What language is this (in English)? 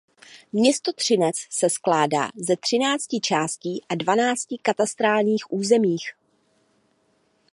Czech